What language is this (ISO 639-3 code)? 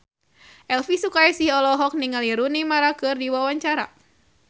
sun